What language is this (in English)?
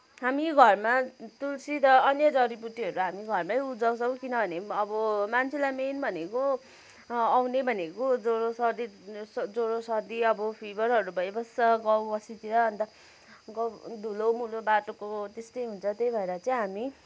Nepali